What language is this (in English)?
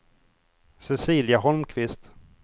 Swedish